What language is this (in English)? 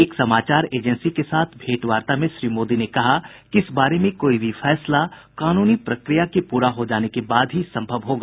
Hindi